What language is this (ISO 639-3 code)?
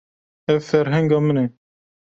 kur